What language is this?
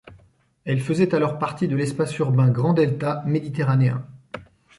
French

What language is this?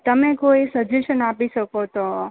Gujarati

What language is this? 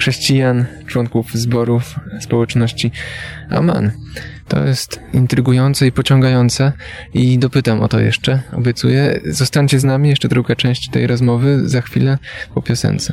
Polish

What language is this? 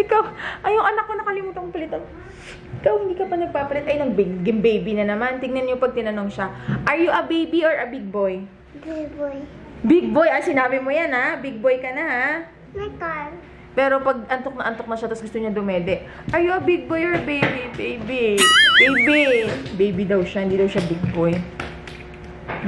Filipino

